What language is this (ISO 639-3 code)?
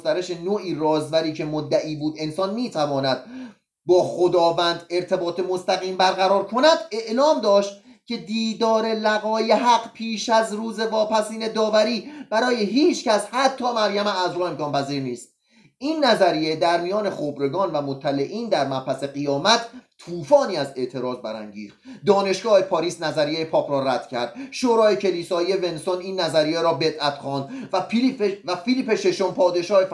fas